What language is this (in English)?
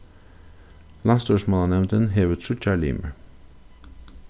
Faroese